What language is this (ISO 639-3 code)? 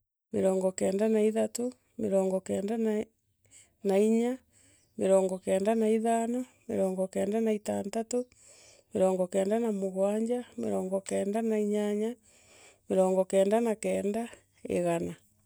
mer